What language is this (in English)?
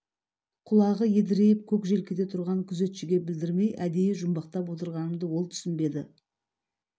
Kazakh